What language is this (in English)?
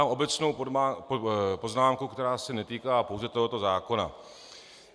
Czech